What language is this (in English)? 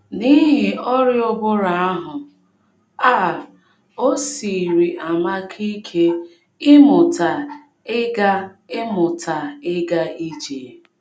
Igbo